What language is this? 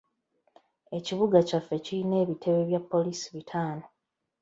Ganda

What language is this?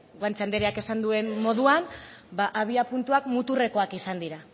Basque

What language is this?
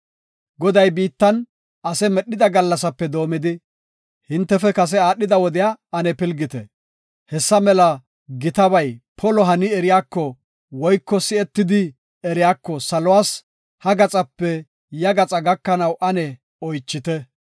Gofa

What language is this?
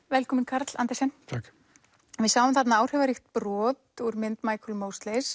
Icelandic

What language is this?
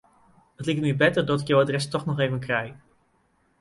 Western Frisian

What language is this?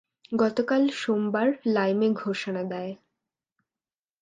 Bangla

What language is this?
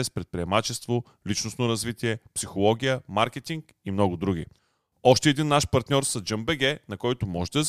Bulgarian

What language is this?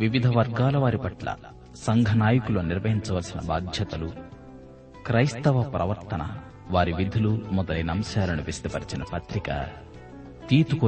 Telugu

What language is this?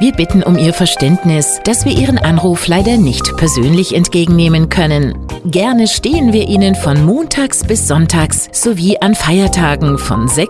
German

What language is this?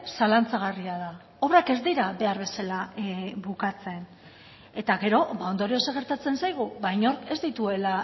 Basque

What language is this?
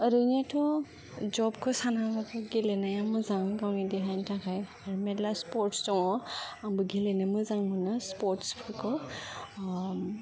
Bodo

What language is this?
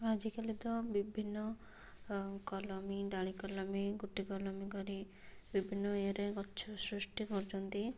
Odia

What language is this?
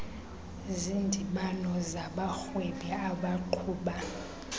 Xhosa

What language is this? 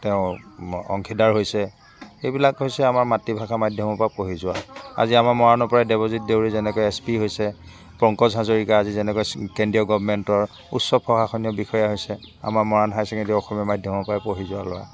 Assamese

